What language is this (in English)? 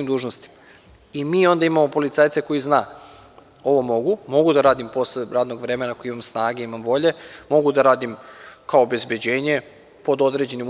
Serbian